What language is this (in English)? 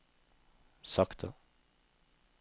Norwegian